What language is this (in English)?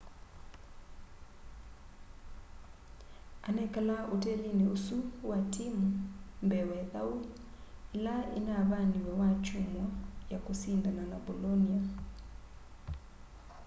Kamba